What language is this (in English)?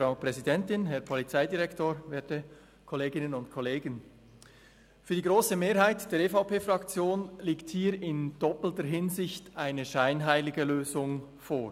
Swiss German